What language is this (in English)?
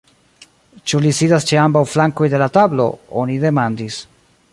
Esperanto